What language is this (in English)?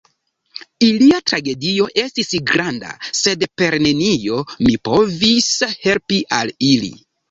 Esperanto